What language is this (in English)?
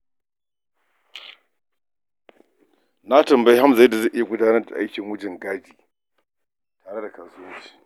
Hausa